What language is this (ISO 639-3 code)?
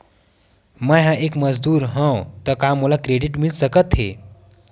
hne